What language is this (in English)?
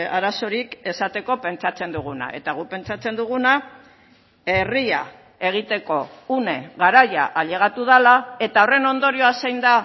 Basque